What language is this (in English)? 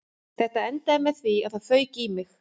Icelandic